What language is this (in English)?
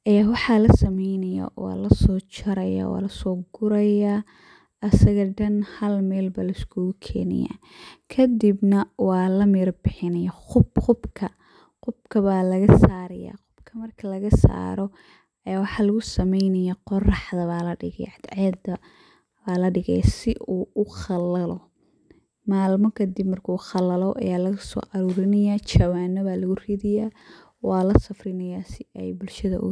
Somali